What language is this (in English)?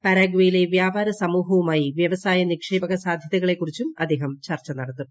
Malayalam